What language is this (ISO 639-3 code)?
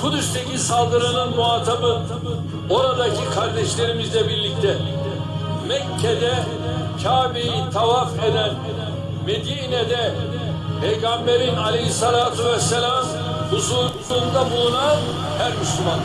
tur